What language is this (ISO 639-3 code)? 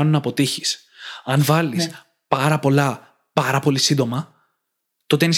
ell